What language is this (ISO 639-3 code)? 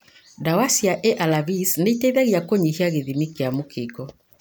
kik